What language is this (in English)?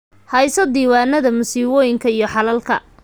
Somali